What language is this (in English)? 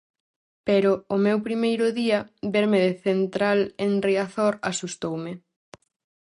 Galician